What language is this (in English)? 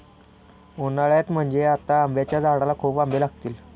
Marathi